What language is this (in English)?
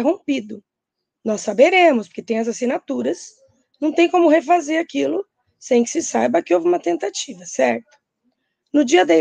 Portuguese